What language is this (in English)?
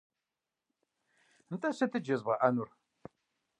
Kabardian